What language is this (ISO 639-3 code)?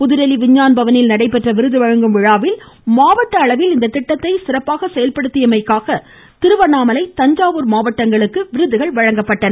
tam